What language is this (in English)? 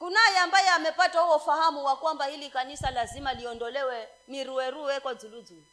Swahili